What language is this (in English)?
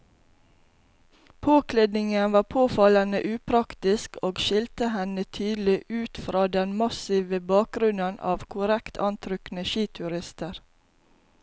Norwegian